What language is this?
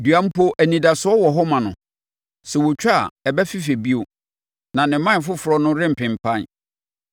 Akan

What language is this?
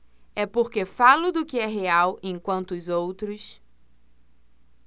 Portuguese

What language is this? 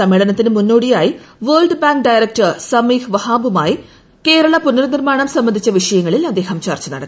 Malayalam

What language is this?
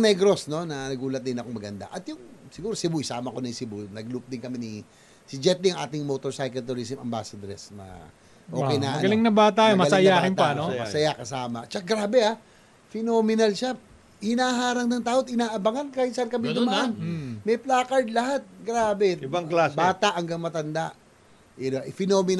Filipino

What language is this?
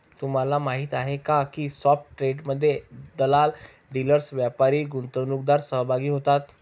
Marathi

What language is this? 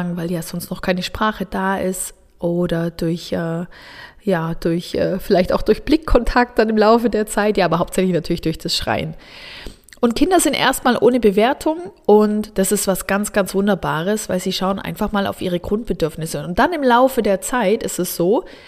German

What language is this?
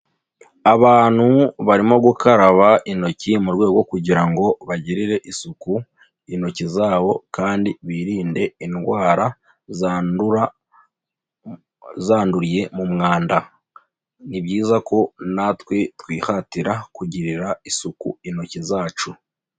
Kinyarwanda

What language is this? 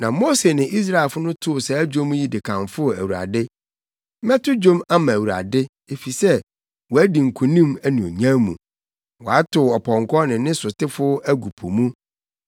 Akan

